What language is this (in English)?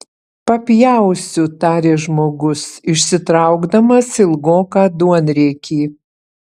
Lithuanian